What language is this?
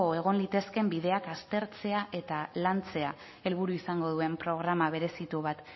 Basque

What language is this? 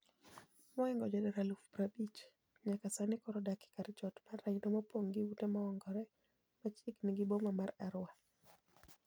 Luo (Kenya and Tanzania)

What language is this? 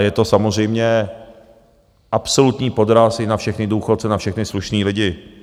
Czech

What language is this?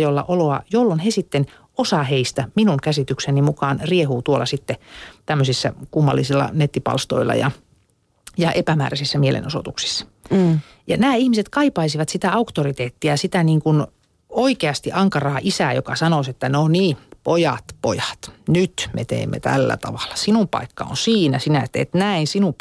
Finnish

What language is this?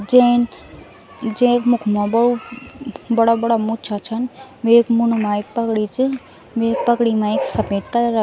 Garhwali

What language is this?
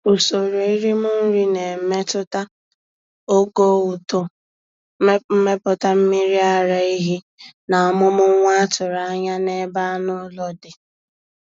Igbo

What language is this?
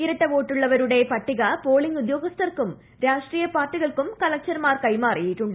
Malayalam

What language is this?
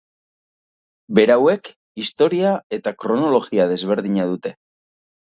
Basque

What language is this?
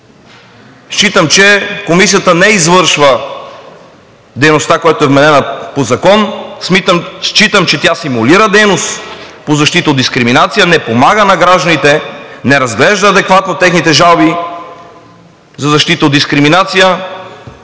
Bulgarian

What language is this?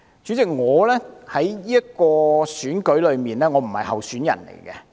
Cantonese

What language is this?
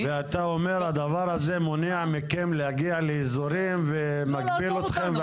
Hebrew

